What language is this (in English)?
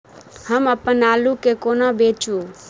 Maithili